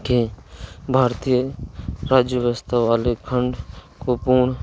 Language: Hindi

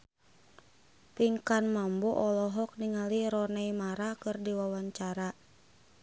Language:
Sundanese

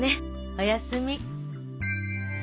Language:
Japanese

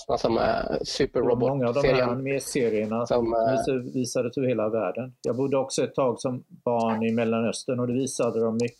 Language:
Swedish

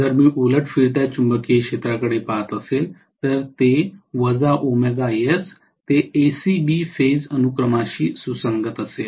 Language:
Marathi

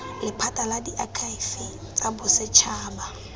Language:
Tswana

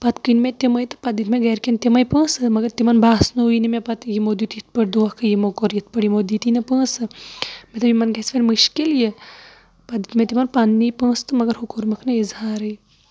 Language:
Kashmiri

